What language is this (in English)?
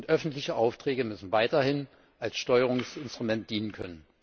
German